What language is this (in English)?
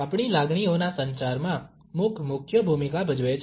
Gujarati